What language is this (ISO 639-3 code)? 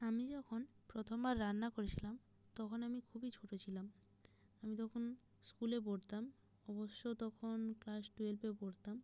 ben